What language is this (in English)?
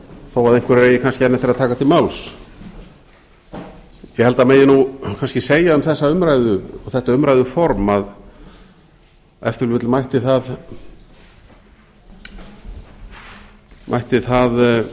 Icelandic